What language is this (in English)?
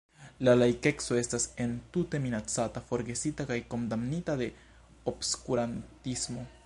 Esperanto